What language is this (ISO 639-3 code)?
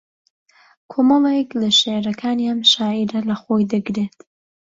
ckb